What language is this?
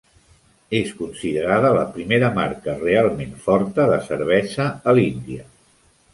Catalan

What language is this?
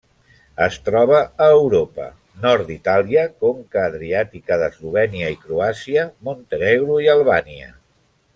Catalan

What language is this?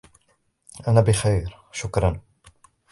Arabic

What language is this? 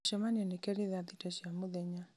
Kikuyu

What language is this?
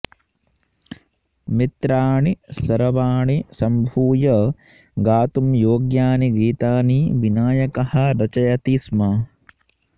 Sanskrit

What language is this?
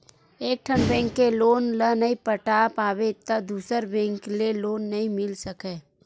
Chhattisgarhi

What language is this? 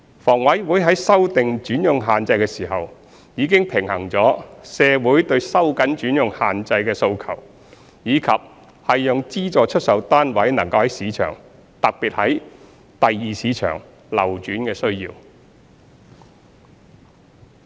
Cantonese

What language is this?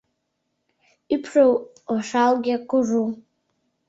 Mari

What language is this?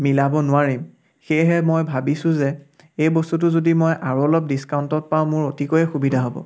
Assamese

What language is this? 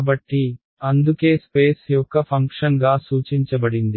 Telugu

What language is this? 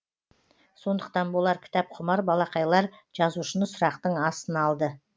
Kazakh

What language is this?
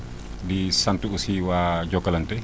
Wolof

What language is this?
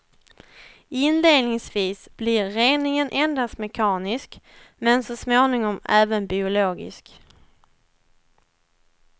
Swedish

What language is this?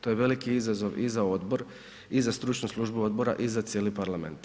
Croatian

